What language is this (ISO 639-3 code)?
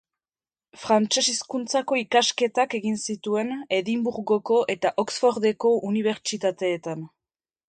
eus